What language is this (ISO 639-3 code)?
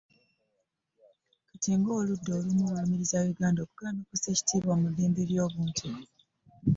lug